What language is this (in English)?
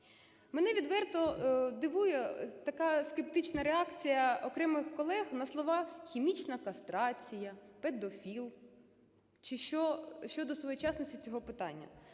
Ukrainian